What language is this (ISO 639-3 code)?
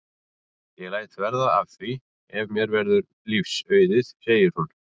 isl